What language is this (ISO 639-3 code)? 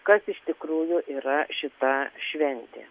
lit